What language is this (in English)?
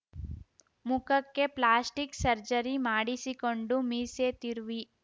Kannada